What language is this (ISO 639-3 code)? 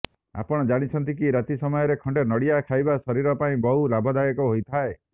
ori